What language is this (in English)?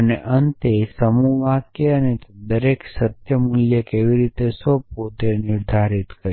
Gujarati